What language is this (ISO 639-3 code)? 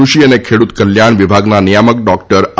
guj